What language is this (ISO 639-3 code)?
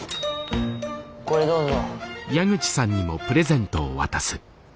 jpn